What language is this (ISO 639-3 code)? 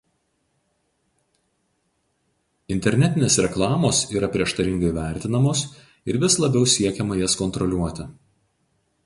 lit